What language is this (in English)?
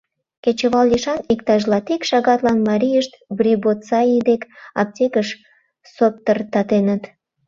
Mari